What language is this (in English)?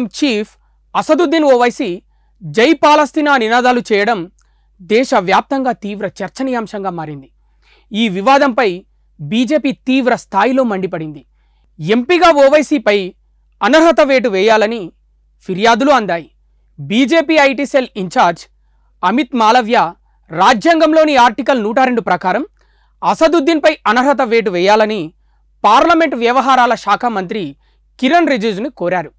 Telugu